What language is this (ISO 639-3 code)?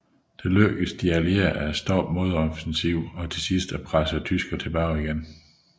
dan